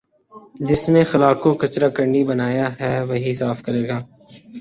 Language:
Urdu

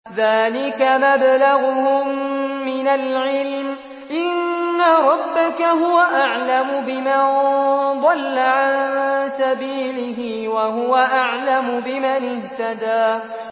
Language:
Arabic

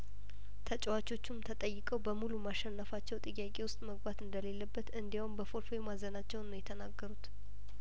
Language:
Amharic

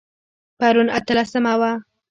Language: Pashto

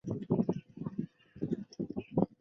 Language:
Chinese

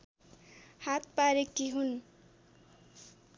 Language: Nepali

